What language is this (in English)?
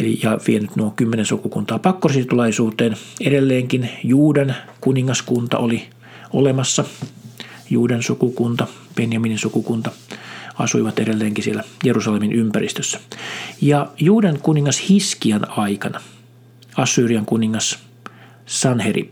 Finnish